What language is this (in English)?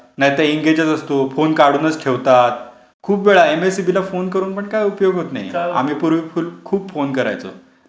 Marathi